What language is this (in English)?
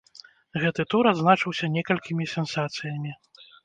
Belarusian